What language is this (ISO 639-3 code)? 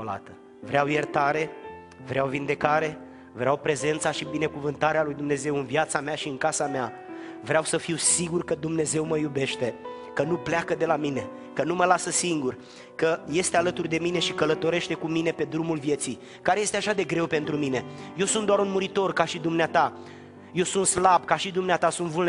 ron